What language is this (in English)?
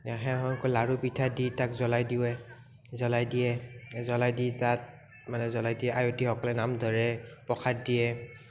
Assamese